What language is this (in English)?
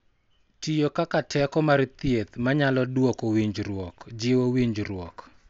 Luo (Kenya and Tanzania)